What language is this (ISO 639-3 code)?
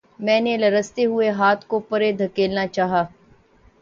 urd